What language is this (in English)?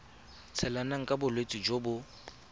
Tswana